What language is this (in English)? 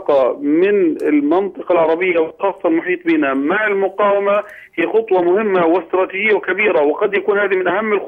Arabic